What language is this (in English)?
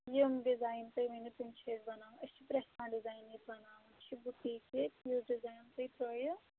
Kashmiri